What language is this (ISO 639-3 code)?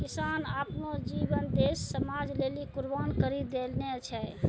mai